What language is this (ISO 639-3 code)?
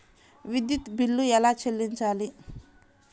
tel